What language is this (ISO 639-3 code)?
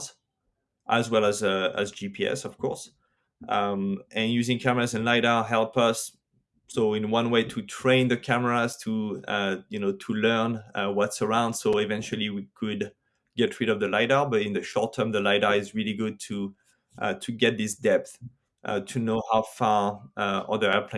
eng